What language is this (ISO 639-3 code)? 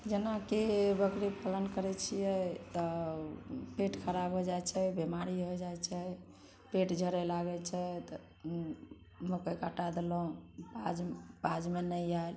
mai